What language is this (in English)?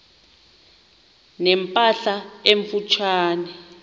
Xhosa